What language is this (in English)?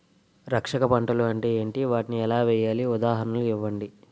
Telugu